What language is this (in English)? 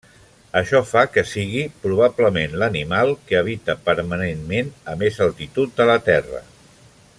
Catalan